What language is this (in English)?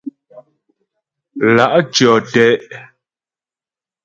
Ghomala